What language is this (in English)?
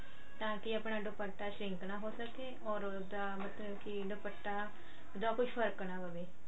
Punjabi